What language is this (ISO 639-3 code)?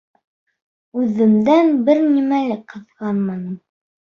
bak